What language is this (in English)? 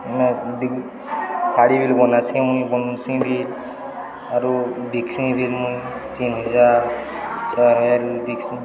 Odia